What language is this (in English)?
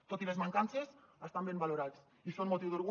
Catalan